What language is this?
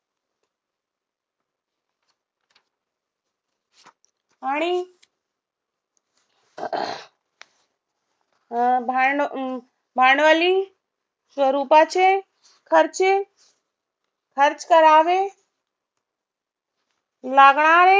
Marathi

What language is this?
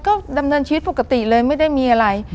Thai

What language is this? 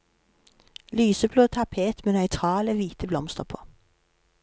Norwegian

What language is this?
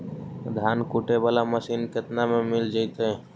Magahi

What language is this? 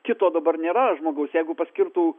Lithuanian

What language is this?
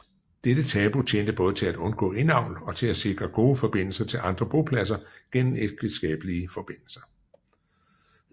Danish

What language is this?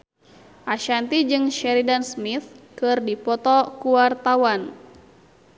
Sundanese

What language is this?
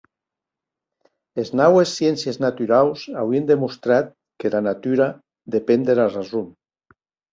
Occitan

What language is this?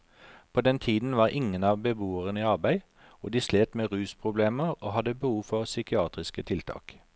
Norwegian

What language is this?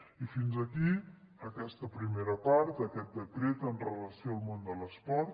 Catalan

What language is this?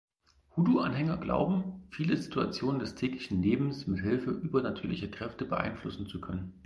German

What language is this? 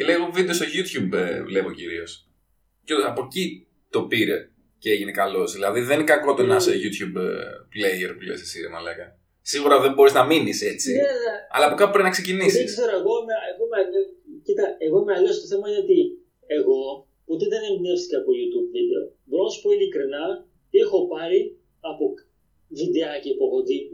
Greek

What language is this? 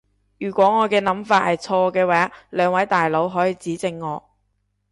Cantonese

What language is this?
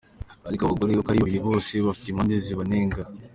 Kinyarwanda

